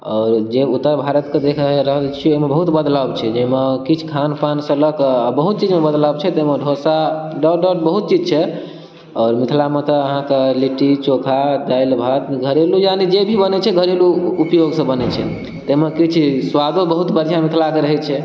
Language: Maithili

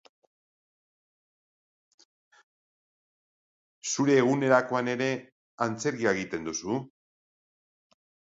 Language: Basque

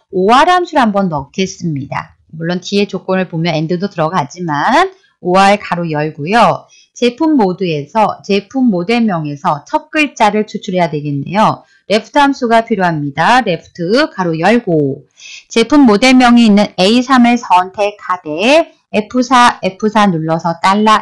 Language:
Korean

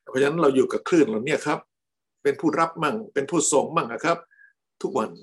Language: Thai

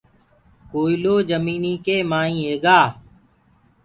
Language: Gurgula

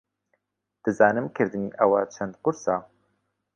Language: Central Kurdish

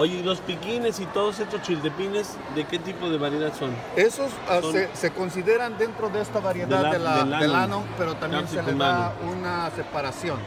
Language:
Spanish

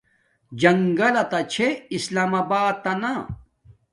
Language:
Domaaki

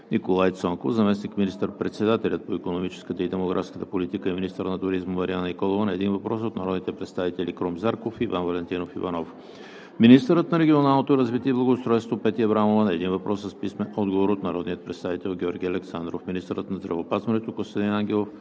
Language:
Bulgarian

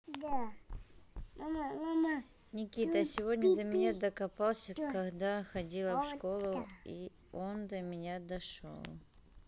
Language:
Russian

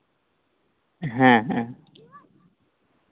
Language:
Santali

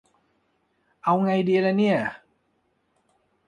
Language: Thai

